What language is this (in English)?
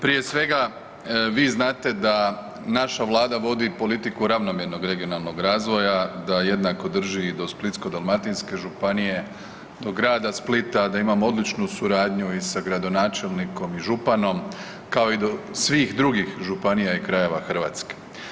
Croatian